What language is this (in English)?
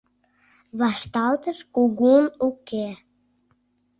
Mari